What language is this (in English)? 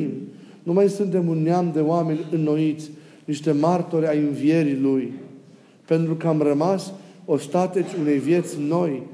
Romanian